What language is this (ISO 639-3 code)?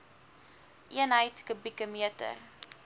afr